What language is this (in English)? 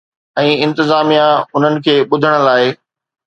Sindhi